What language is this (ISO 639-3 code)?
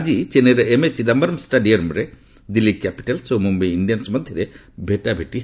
ori